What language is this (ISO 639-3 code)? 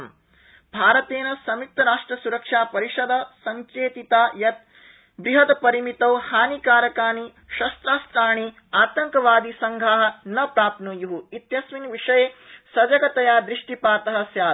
san